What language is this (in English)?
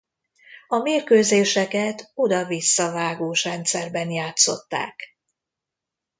Hungarian